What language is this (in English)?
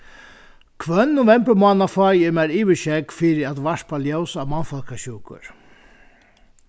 Faroese